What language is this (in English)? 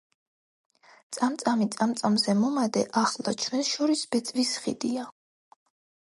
Georgian